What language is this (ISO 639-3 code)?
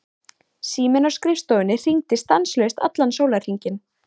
isl